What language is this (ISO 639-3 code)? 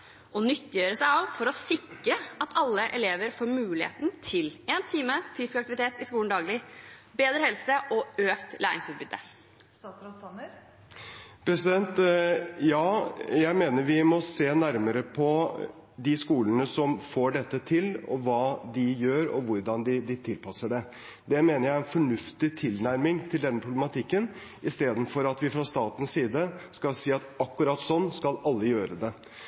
nob